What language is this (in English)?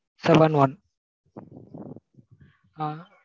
Tamil